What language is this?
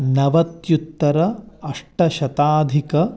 Sanskrit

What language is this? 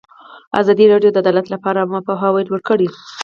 Pashto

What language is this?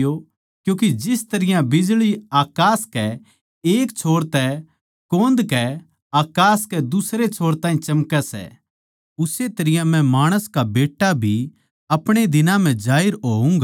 Haryanvi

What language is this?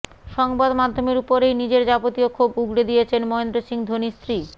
Bangla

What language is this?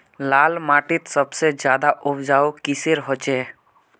Magahi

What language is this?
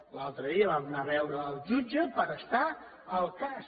Catalan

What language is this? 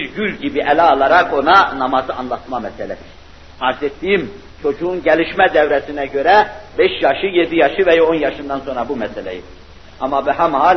Turkish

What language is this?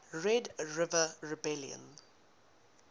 English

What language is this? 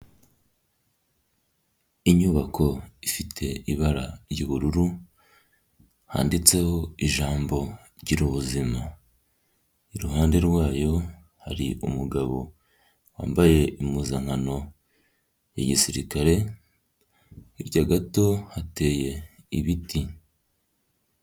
Kinyarwanda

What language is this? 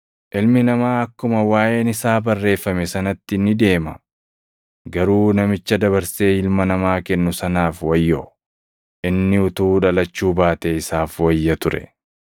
Oromo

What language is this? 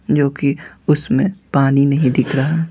Hindi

